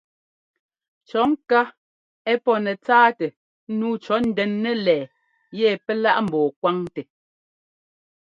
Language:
Ngomba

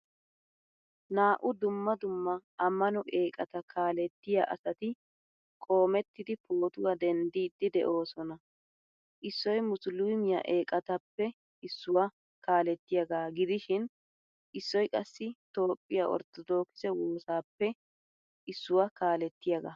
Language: Wolaytta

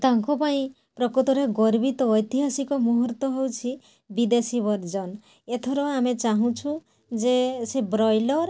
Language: Odia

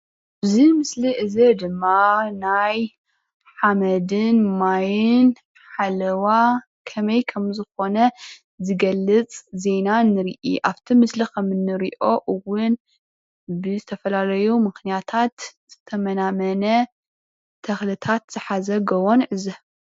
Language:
Tigrinya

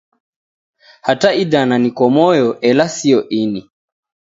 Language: Taita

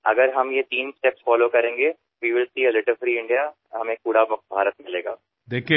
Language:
Marathi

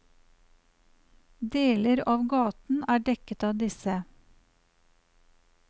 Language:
Norwegian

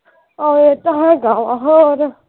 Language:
Punjabi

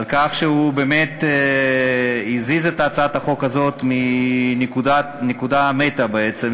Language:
Hebrew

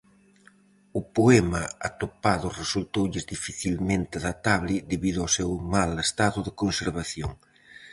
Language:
Galician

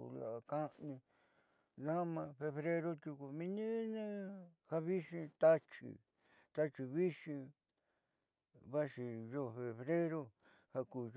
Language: Southeastern Nochixtlán Mixtec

